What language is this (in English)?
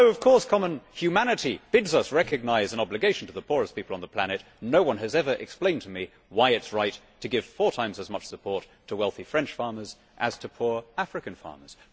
English